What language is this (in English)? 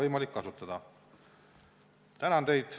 Estonian